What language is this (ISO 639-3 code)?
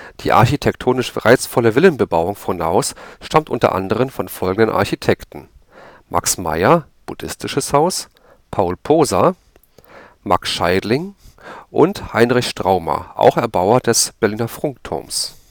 deu